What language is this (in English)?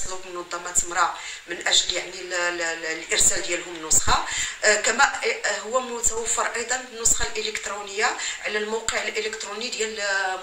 Arabic